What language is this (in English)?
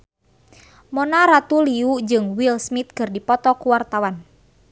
Sundanese